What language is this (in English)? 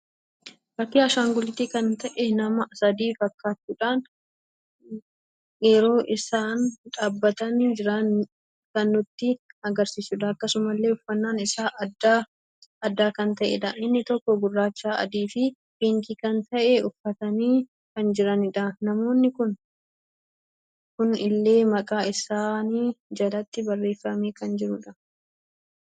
Oromo